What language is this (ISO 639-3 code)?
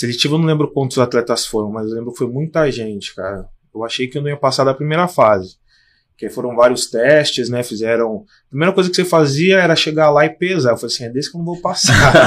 por